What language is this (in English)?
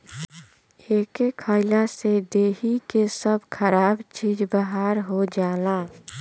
Bhojpuri